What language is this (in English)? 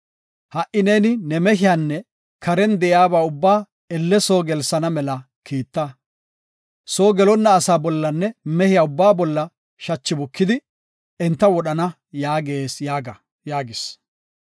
Gofa